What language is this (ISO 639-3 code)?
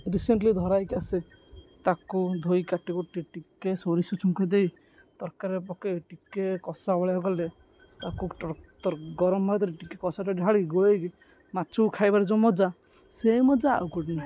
ori